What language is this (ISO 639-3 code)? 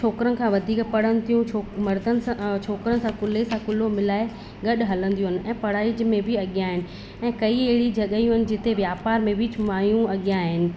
snd